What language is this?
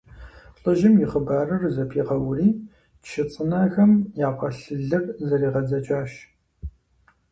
Kabardian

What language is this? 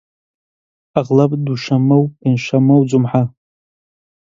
Central Kurdish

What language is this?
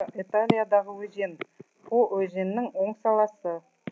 Kazakh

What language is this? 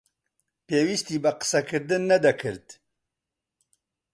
Central Kurdish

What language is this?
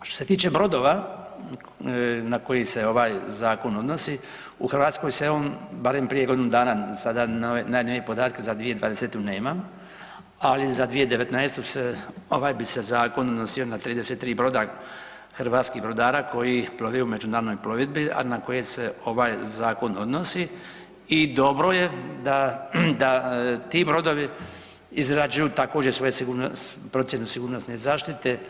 Croatian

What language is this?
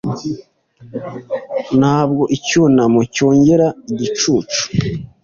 Kinyarwanda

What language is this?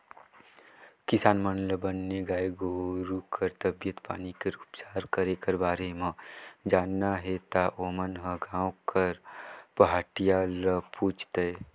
Chhattisgarhi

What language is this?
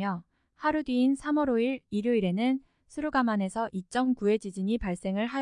Korean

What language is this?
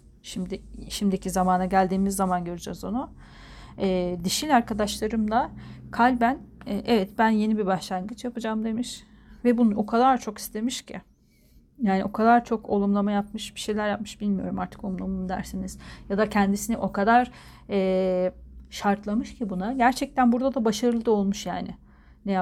Turkish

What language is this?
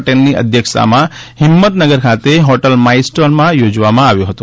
Gujarati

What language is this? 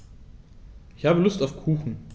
German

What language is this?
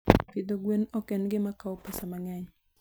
Luo (Kenya and Tanzania)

